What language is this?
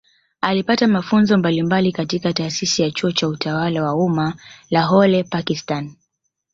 Swahili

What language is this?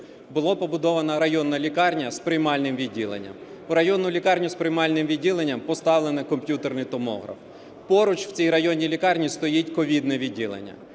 Ukrainian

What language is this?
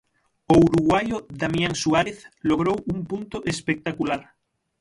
Galician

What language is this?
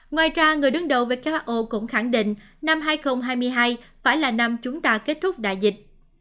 Vietnamese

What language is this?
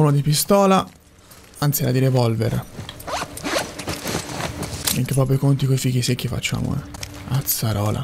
Italian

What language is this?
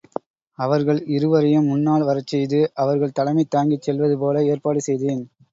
Tamil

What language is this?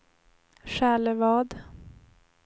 Swedish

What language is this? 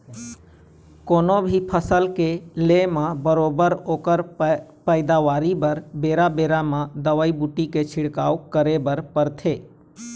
Chhattisgarhi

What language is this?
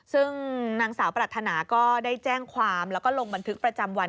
Thai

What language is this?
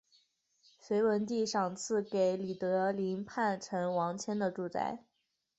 Chinese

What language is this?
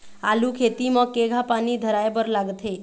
Chhattisgarhi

